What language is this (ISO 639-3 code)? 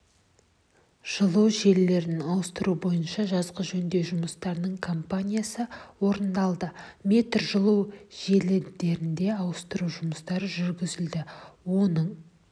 kaz